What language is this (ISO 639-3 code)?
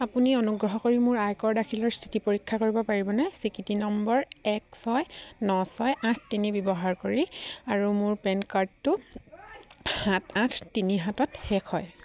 asm